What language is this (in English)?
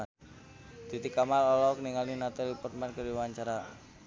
Sundanese